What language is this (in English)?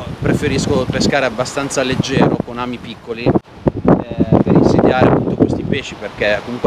Italian